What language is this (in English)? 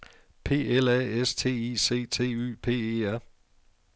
Danish